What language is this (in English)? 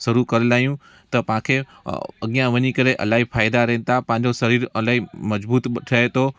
Sindhi